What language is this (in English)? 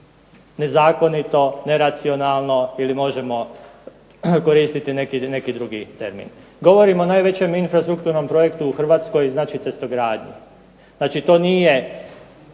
Croatian